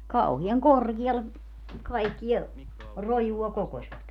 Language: Finnish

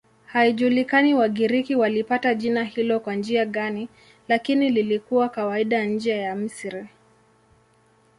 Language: Swahili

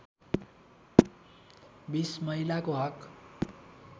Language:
Nepali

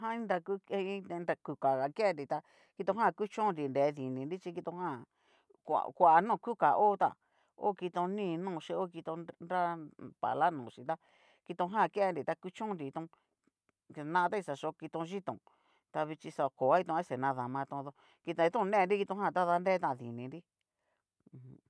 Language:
Cacaloxtepec Mixtec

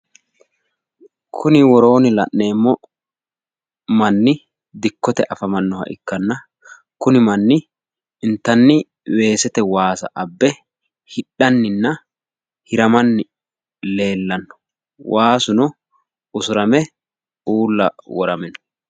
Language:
Sidamo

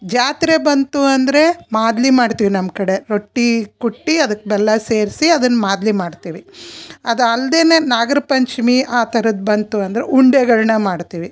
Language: Kannada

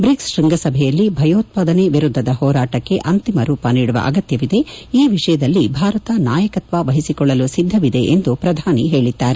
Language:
Kannada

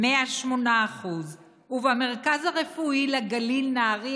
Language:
Hebrew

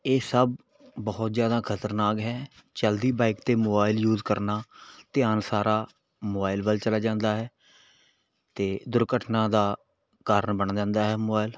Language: Punjabi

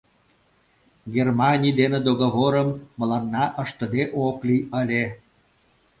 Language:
Mari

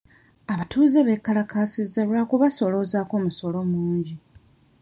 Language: Ganda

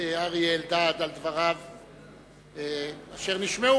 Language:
Hebrew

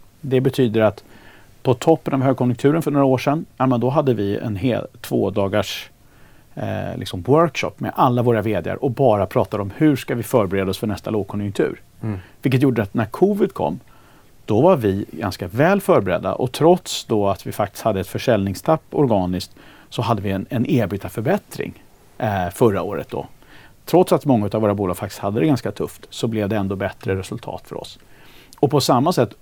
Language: Swedish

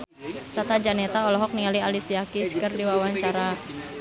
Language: Sundanese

